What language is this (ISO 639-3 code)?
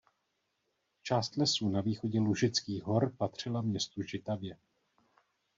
ces